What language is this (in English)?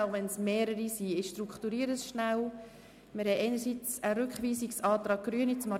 Swiss German